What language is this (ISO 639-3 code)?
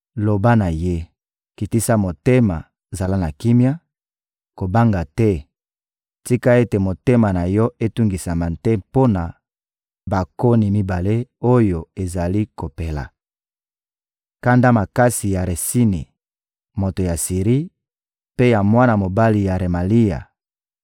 lin